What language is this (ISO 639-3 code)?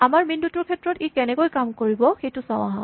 asm